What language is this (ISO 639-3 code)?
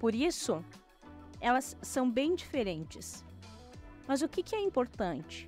por